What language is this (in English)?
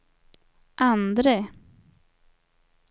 Swedish